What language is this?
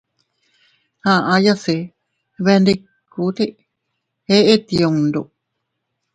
Teutila Cuicatec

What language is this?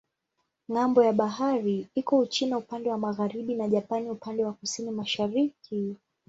Swahili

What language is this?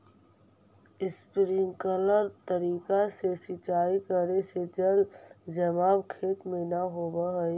Magahi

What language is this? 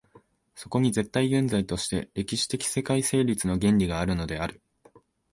Japanese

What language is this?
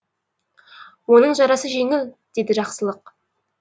Kazakh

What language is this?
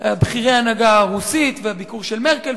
Hebrew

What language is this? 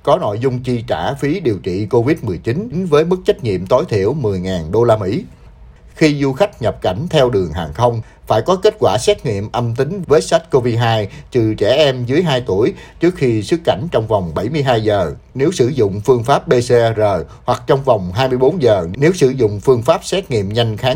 Vietnamese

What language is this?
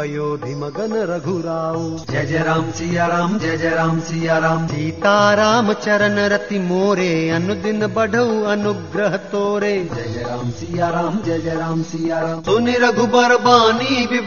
Hindi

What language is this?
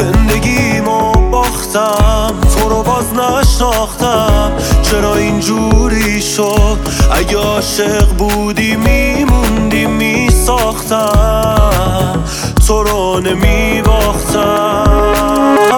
Persian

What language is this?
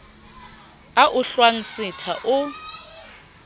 Southern Sotho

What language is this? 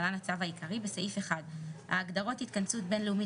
Hebrew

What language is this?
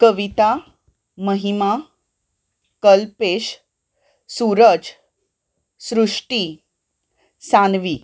Konkani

